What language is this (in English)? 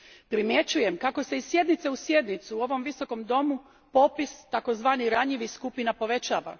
Croatian